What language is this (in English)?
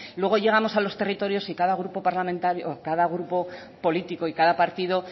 Spanish